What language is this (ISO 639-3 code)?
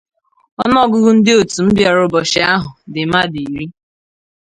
ibo